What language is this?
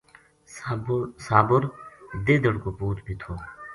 Gujari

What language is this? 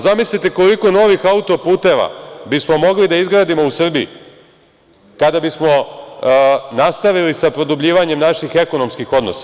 Serbian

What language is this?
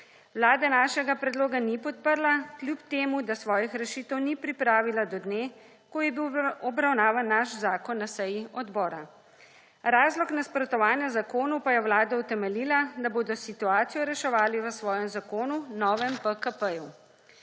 Slovenian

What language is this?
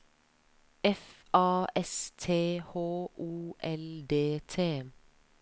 Norwegian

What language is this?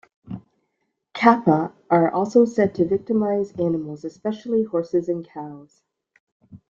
English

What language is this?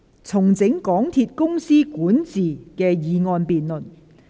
Cantonese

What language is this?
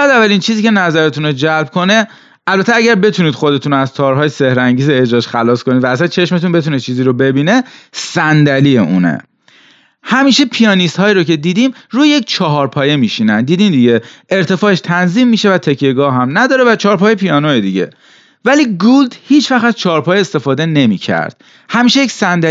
Persian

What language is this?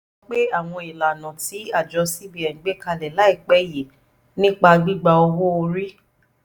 Yoruba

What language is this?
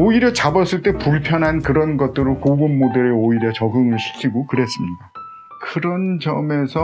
Korean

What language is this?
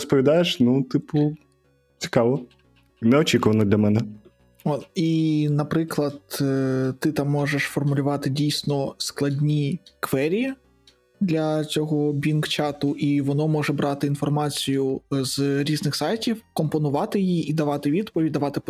Ukrainian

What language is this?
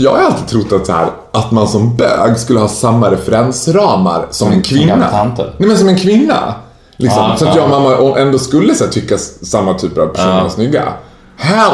Swedish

